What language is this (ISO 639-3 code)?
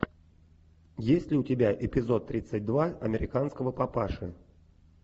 rus